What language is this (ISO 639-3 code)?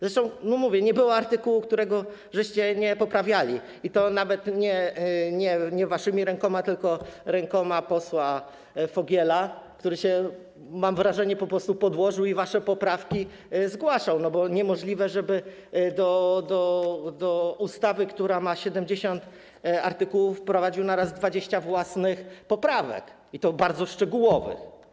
pol